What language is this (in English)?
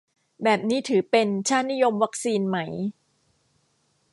Thai